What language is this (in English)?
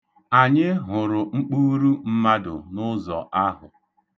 Igbo